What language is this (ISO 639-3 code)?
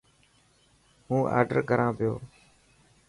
mki